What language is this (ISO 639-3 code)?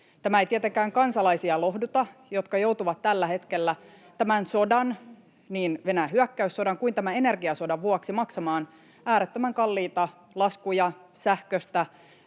fin